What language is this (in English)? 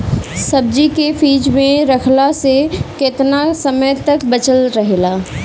Bhojpuri